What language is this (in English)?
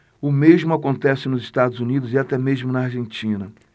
Portuguese